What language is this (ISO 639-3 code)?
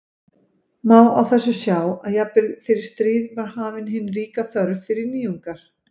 isl